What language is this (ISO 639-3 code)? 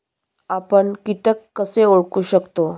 mar